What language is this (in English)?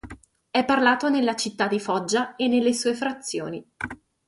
Italian